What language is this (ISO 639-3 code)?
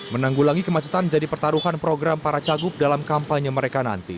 ind